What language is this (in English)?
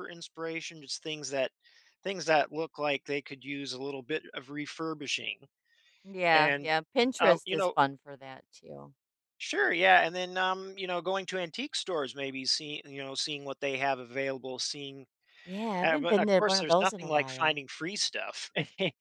English